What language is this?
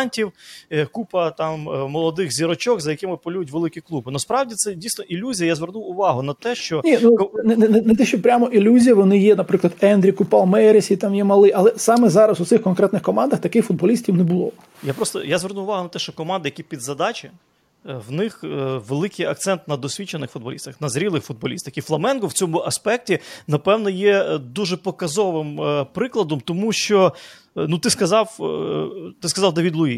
Ukrainian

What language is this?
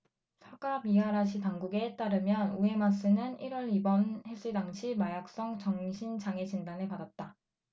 Korean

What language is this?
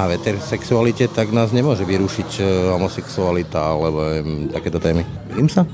Slovak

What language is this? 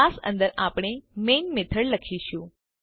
Gujarati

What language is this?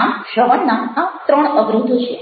Gujarati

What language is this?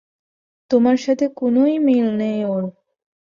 Bangla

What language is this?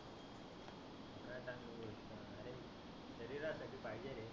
Marathi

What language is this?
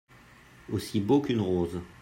French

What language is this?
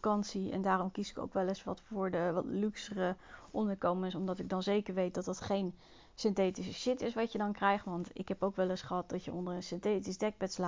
Dutch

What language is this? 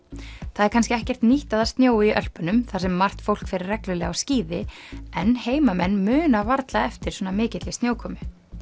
Icelandic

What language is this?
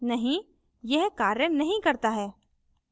Hindi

